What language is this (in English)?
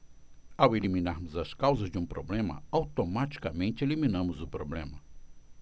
Portuguese